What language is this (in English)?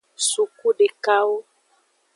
Aja (Benin)